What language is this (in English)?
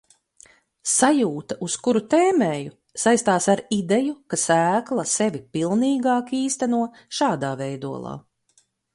Latvian